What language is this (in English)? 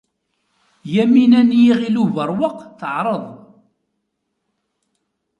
Kabyle